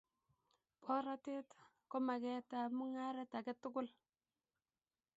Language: Kalenjin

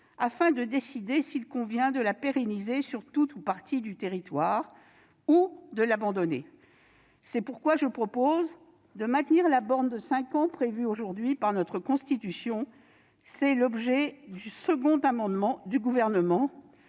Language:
French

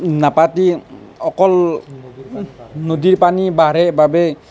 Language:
Assamese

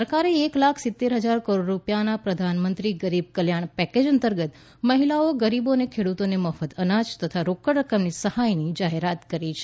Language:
Gujarati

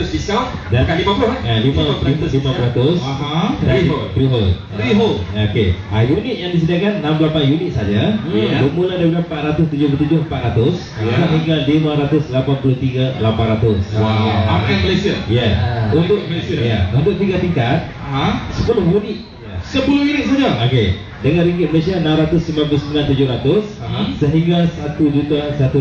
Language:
Malay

